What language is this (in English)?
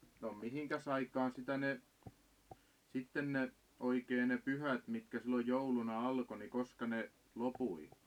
Finnish